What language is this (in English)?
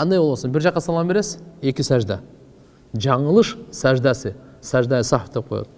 Turkish